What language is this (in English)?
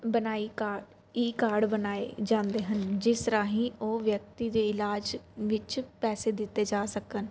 Punjabi